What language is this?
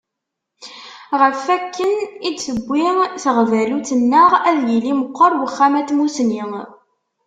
Kabyle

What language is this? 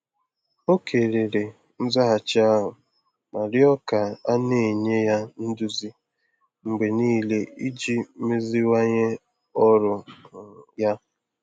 Igbo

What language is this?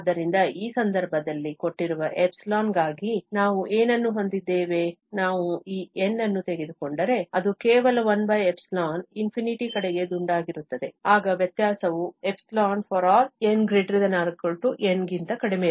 Kannada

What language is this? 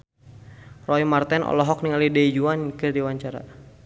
Sundanese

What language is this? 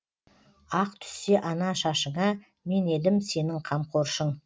Kazakh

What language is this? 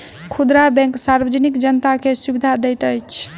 Maithili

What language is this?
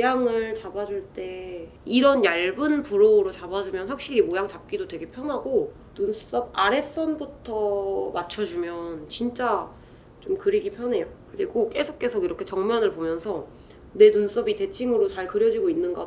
Korean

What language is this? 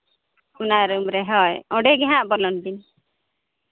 Santali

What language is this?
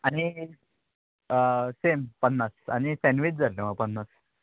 Konkani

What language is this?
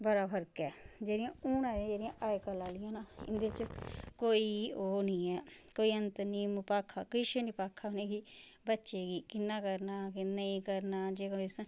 Dogri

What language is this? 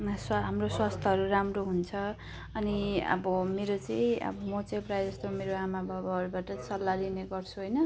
Nepali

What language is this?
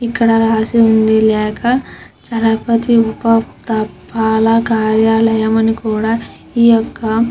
Telugu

